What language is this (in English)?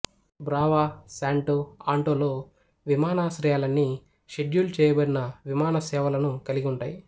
Telugu